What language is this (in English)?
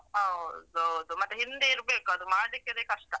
Kannada